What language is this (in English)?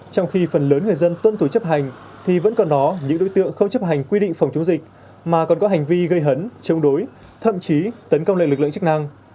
Vietnamese